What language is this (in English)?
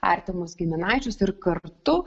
Lithuanian